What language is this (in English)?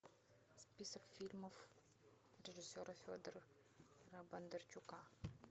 Russian